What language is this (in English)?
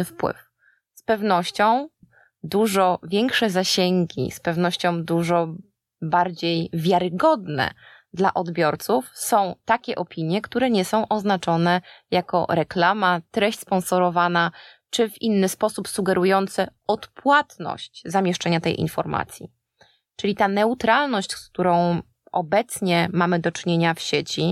Polish